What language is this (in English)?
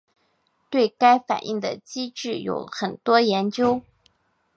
Chinese